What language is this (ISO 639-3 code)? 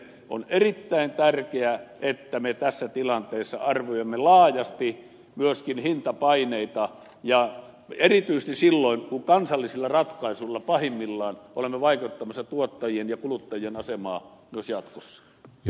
fin